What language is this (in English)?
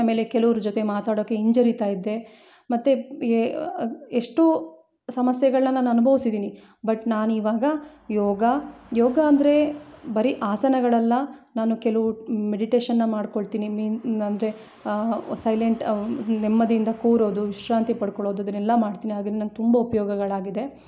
Kannada